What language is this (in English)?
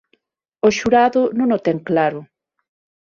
Galician